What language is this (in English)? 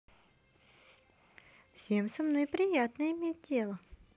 Russian